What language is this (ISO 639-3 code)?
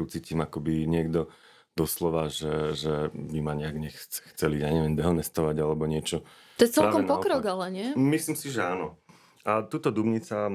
slk